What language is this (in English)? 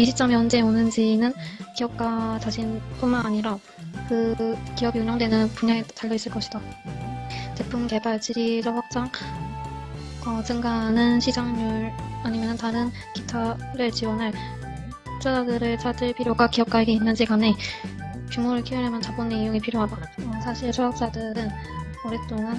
Korean